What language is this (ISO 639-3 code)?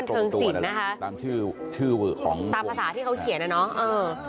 tha